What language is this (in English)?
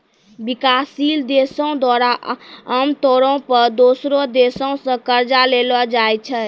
Maithili